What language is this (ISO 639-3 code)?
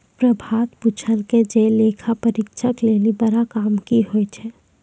mai